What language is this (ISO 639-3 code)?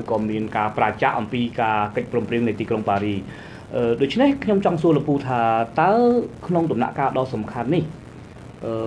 tha